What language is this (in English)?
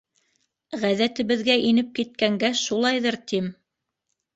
Bashkir